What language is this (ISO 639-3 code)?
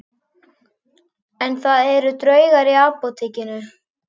isl